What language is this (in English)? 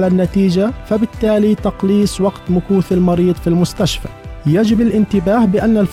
Arabic